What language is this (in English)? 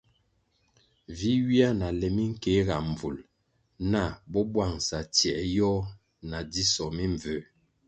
Kwasio